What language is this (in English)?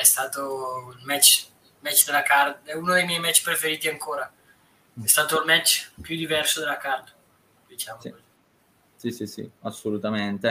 Italian